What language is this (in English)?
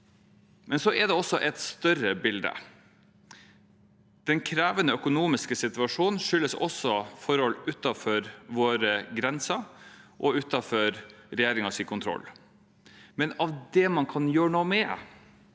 Norwegian